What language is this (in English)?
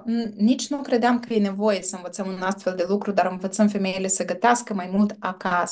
Romanian